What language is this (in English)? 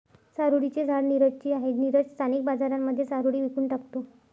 Marathi